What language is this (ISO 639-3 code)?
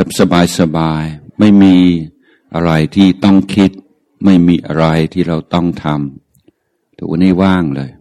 tha